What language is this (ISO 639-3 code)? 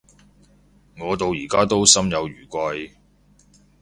yue